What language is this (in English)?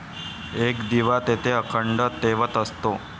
Marathi